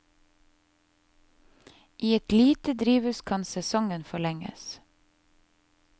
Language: Norwegian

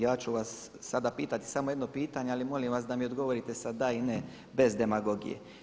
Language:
Croatian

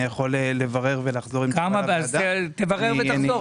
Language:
Hebrew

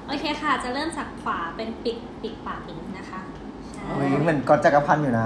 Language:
Thai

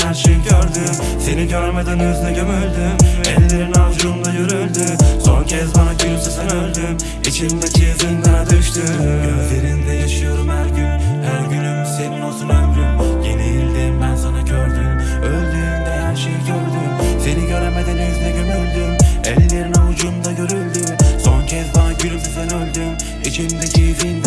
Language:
Turkish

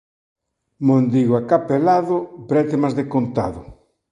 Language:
Galician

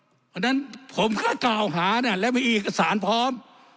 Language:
Thai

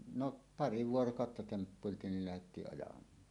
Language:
Finnish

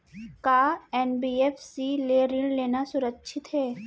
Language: Chhattisgarhi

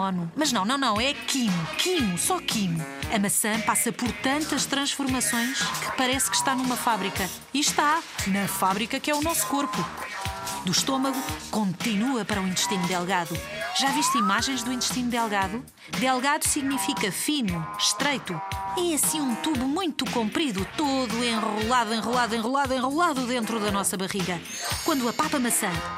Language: Portuguese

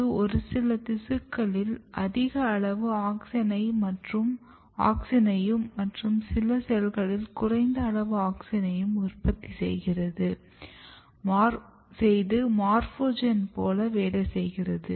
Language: Tamil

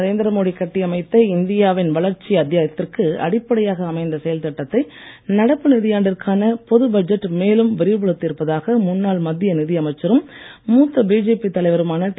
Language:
Tamil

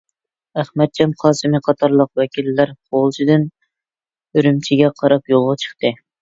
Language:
Uyghur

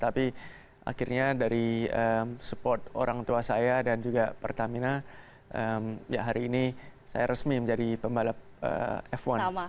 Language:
Indonesian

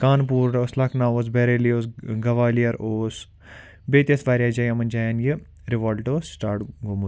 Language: Kashmiri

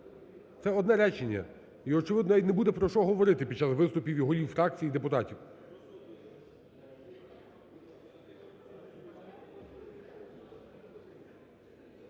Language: Ukrainian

